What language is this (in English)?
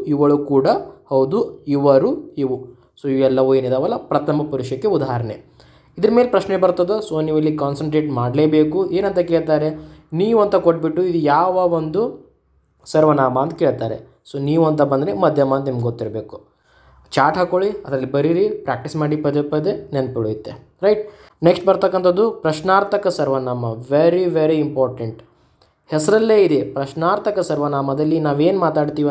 Kannada